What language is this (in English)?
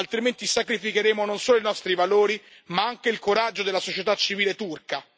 Italian